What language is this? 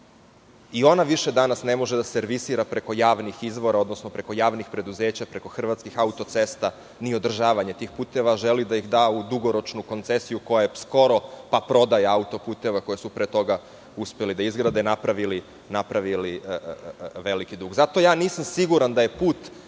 Serbian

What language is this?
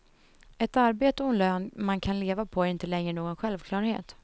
Swedish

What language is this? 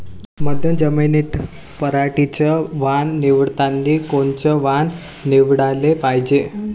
Marathi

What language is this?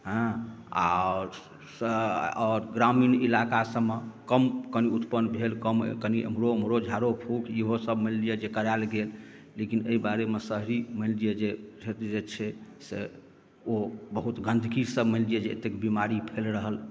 Maithili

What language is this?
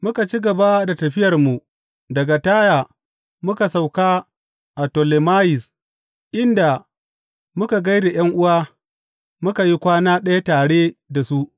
Hausa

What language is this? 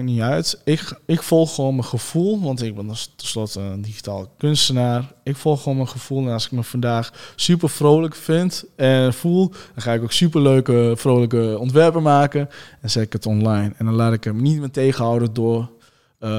Dutch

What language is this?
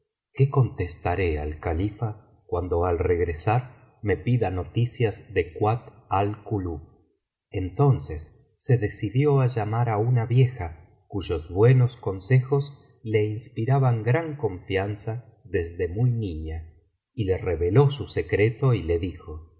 Spanish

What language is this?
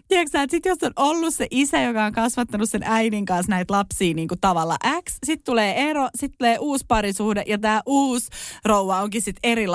Finnish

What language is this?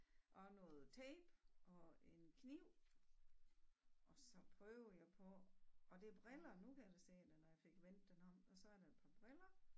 Danish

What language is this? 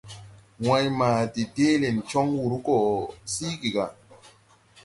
Tupuri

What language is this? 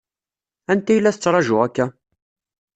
Kabyle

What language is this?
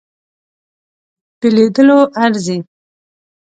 Pashto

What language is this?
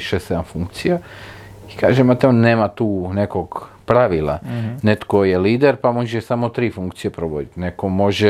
Croatian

